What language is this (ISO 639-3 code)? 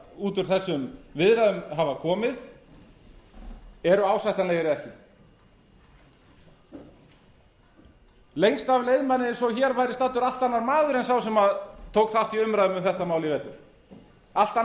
isl